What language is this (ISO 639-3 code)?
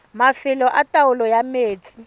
tsn